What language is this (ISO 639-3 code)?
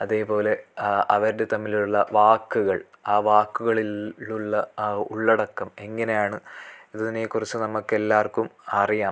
mal